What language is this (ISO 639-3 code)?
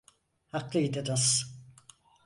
tur